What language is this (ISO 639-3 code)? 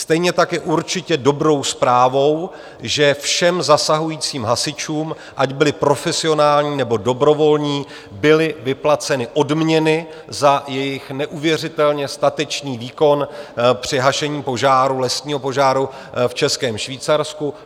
ces